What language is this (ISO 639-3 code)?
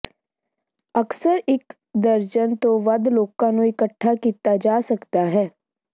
pan